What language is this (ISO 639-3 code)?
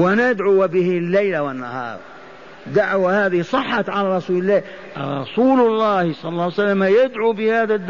ara